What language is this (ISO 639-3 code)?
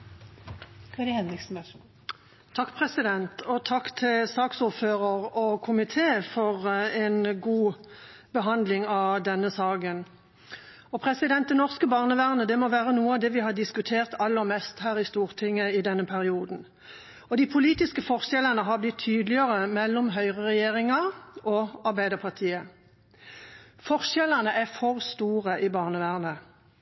nob